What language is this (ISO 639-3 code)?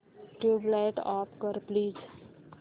mar